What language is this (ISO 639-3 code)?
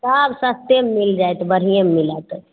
mai